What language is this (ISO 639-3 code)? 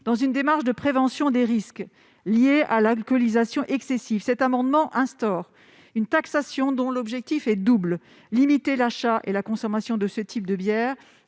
fra